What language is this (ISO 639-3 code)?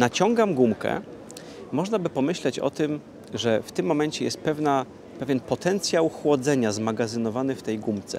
pol